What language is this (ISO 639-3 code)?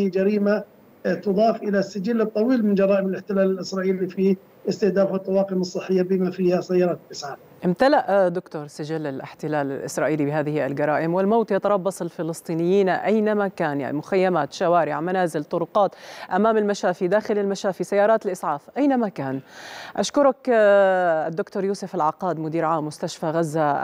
ara